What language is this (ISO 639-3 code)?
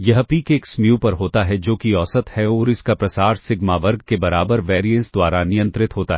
hin